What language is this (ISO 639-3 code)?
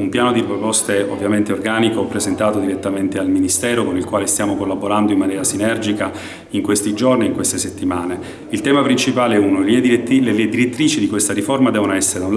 ita